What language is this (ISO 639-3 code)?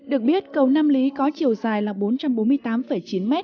vie